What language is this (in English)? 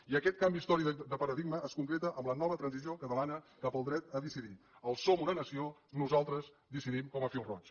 Catalan